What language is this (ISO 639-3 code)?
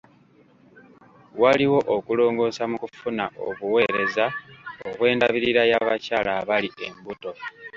lug